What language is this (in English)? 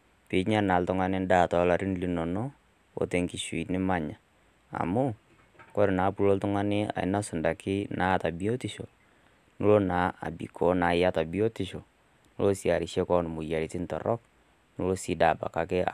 Masai